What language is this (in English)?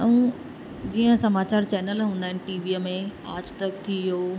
Sindhi